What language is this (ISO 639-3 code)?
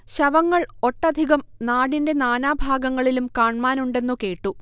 mal